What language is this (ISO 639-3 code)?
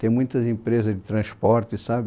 por